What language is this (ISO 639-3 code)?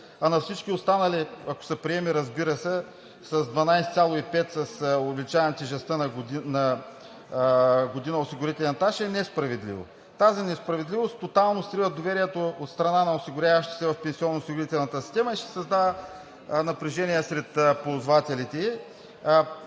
bul